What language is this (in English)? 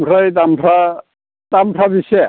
Bodo